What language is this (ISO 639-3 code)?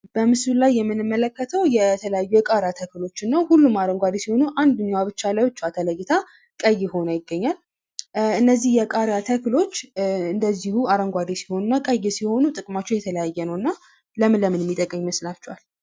amh